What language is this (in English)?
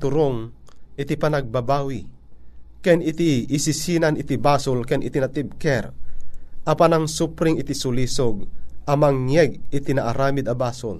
Filipino